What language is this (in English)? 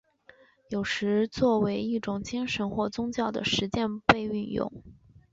Chinese